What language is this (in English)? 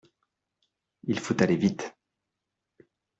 French